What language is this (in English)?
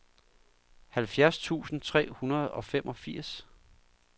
Danish